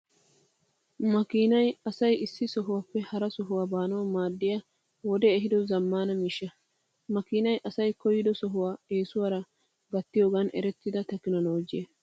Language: Wolaytta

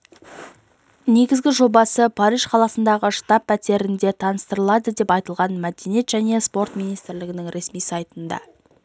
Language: Kazakh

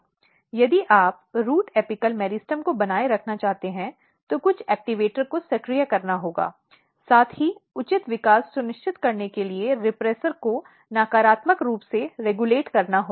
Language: Hindi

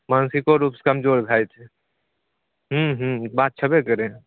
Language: Maithili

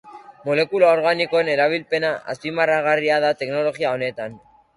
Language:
Basque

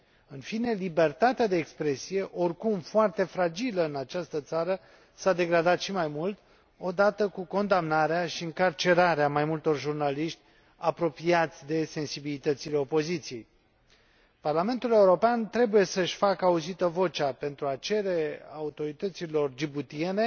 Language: Romanian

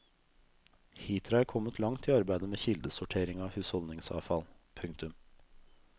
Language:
Norwegian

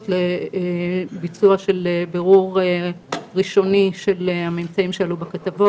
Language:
Hebrew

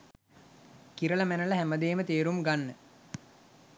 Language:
Sinhala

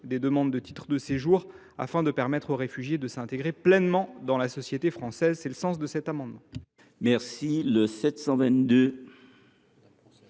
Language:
French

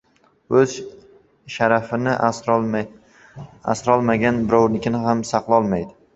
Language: Uzbek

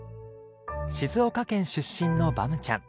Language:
Japanese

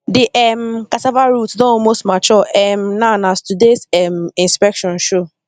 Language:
Nigerian Pidgin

